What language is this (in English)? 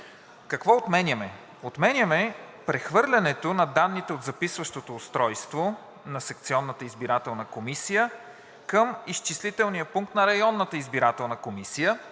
Bulgarian